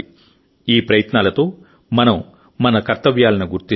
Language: Telugu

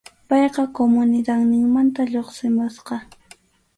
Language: Arequipa-La Unión Quechua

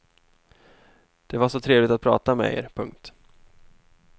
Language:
Swedish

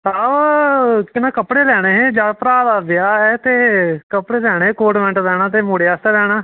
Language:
Dogri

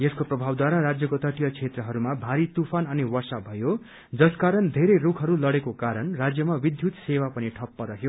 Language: Nepali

